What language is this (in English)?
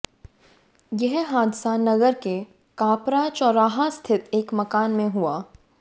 Hindi